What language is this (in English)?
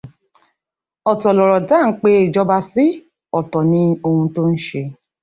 Yoruba